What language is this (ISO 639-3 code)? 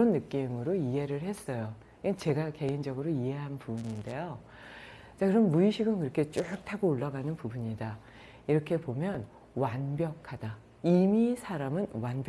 kor